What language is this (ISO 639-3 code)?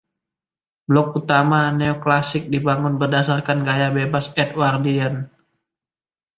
ind